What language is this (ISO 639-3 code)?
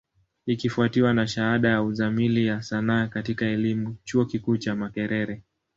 swa